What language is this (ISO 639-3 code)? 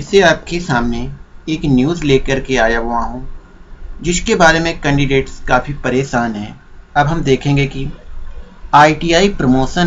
hin